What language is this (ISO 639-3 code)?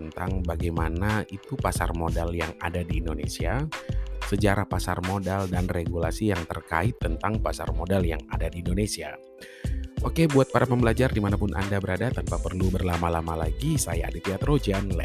ind